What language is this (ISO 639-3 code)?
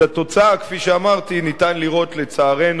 heb